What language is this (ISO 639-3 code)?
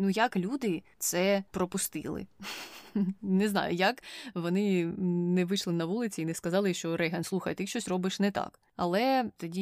ukr